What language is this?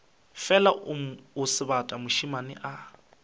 Northern Sotho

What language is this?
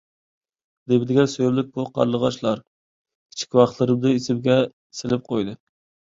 Uyghur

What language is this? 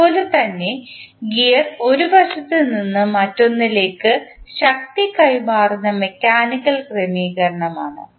Malayalam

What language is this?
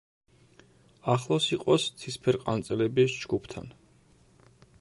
Georgian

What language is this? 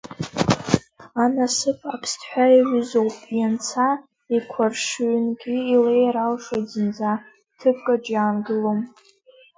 Abkhazian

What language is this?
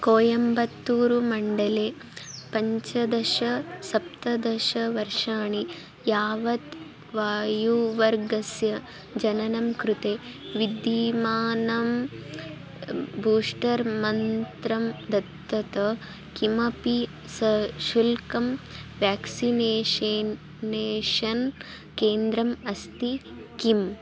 Sanskrit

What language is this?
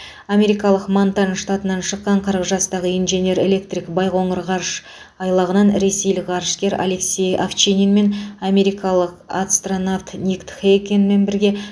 Kazakh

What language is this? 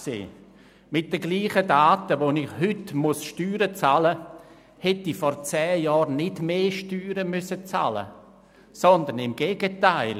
Swiss German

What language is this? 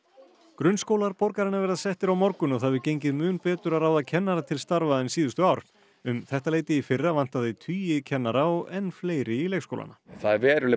Icelandic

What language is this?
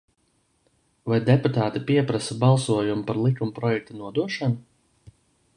Latvian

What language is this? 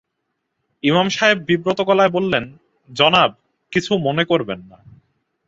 Bangla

